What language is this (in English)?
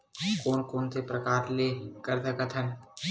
Chhattisgarhi